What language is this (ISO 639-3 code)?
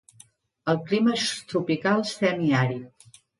cat